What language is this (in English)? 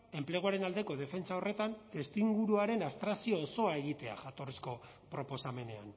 Basque